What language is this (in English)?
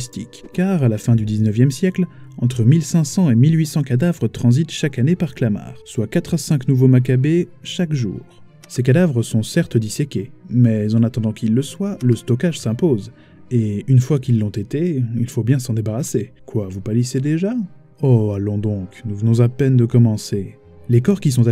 French